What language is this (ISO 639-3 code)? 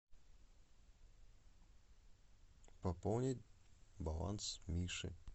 rus